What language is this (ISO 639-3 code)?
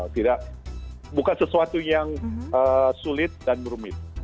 ind